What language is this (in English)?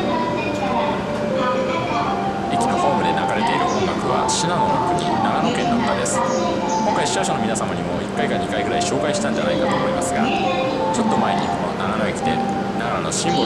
Japanese